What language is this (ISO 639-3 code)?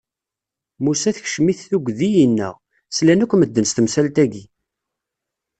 kab